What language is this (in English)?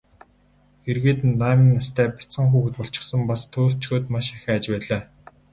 Mongolian